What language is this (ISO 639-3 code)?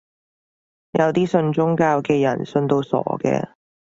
yue